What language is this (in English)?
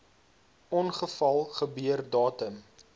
Afrikaans